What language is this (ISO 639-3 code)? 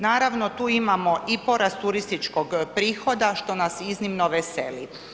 hrv